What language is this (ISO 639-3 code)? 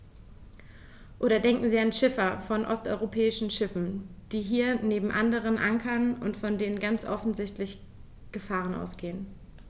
deu